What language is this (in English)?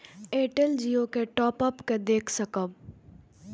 Maithili